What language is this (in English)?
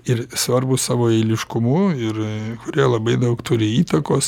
Lithuanian